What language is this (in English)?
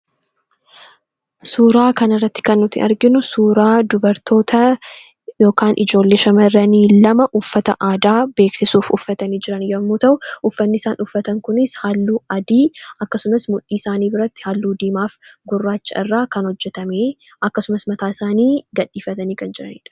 Oromo